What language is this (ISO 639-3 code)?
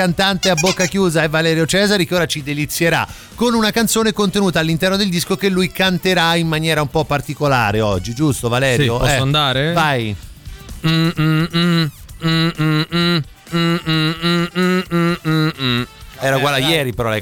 ita